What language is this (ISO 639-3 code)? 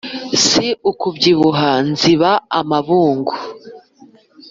kin